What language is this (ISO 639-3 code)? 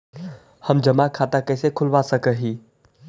mag